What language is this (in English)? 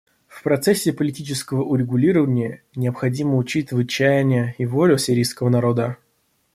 Russian